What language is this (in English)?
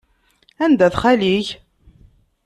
Kabyle